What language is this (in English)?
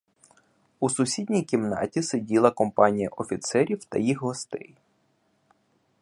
Ukrainian